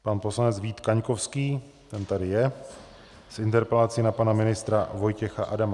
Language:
Czech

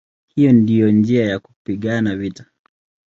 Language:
Swahili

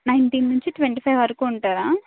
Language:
Telugu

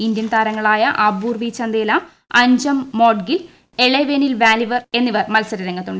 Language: Malayalam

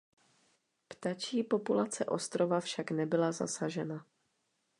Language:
Czech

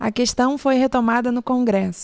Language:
Portuguese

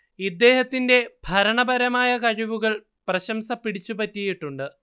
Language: Malayalam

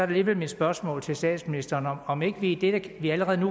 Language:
Danish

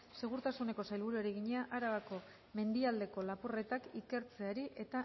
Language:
Basque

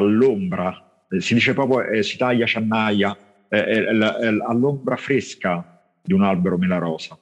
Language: Italian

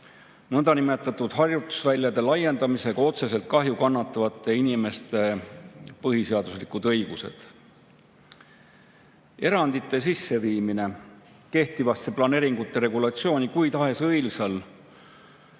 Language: Estonian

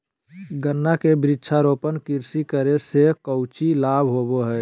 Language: Magahi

